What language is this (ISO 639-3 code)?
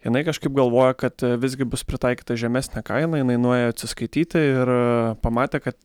lit